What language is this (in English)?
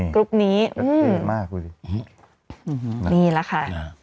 Thai